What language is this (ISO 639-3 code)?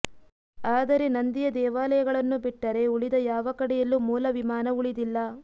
kan